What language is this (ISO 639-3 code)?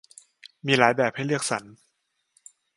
tha